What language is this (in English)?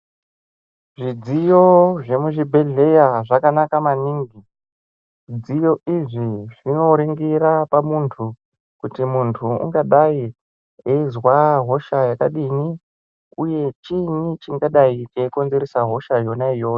Ndau